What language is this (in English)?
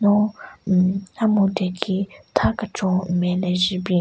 Southern Rengma Naga